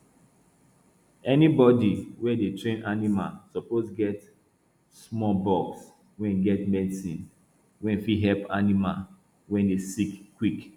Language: Nigerian Pidgin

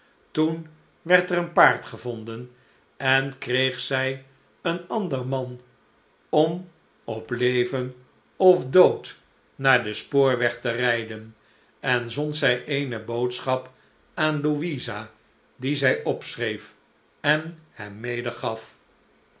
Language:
Dutch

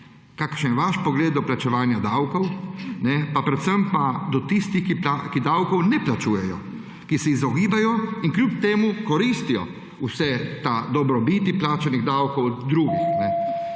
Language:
Slovenian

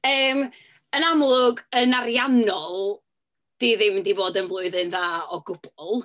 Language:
Welsh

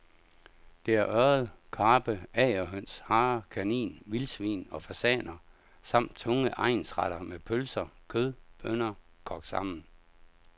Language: Danish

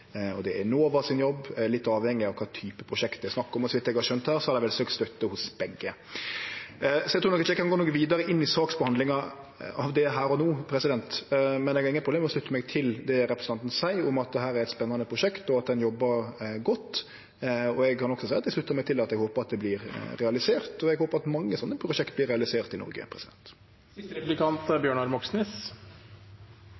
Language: Norwegian Nynorsk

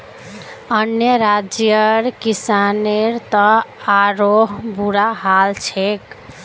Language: Magahi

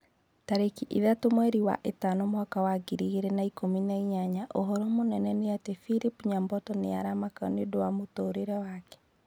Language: Kikuyu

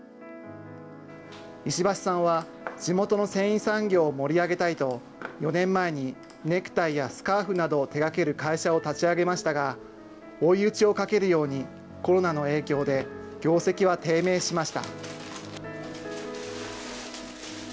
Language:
Japanese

